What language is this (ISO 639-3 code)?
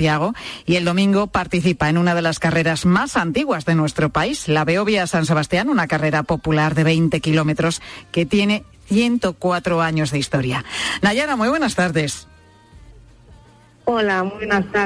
spa